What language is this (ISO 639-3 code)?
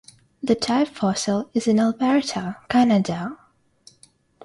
eng